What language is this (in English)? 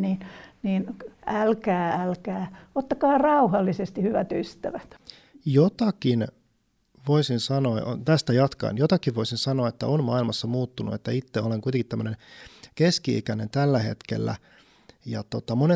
Finnish